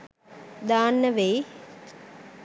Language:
Sinhala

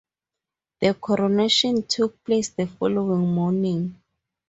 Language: English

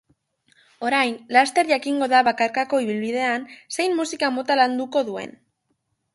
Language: Basque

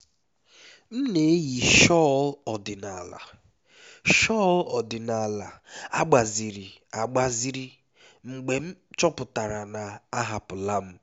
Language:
Igbo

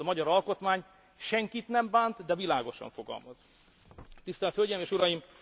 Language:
Hungarian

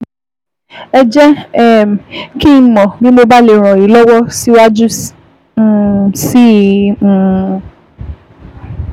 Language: Yoruba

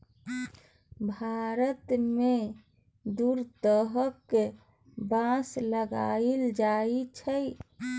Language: Maithili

